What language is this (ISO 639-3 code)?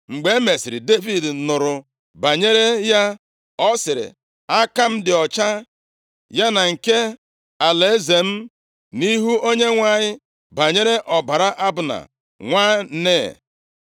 ibo